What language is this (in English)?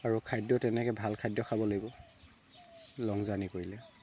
Assamese